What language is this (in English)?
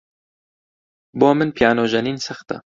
Central Kurdish